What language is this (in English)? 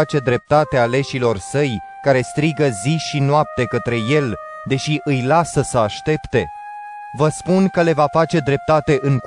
Romanian